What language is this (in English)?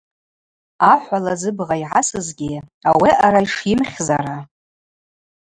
Abaza